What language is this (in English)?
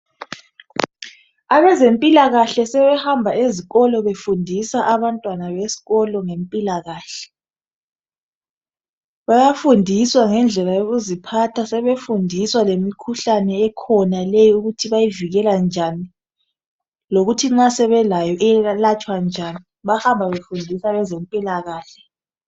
North Ndebele